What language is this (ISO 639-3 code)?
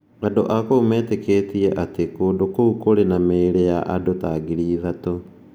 kik